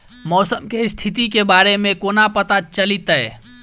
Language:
Maithili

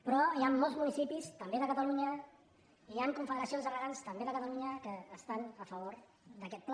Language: Catalan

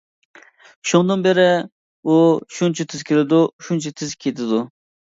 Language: Uyghur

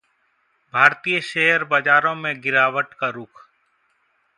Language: Hindi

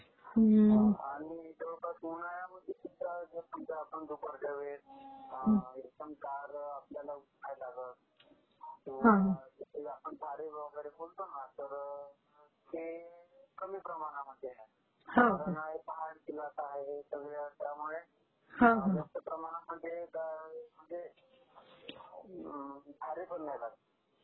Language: Marathi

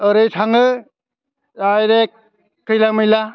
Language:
Bodo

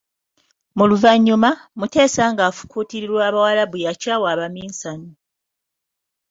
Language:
Ganda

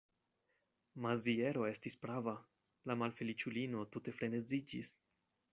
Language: Esperanto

